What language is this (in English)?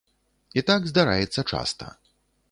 Belarusian